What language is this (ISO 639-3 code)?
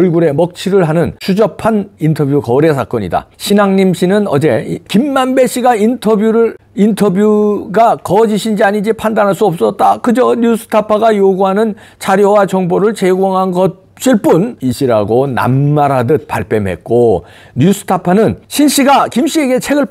kor